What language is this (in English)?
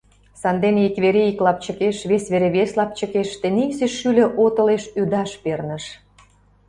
Mari